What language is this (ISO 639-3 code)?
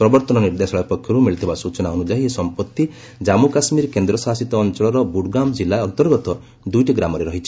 ori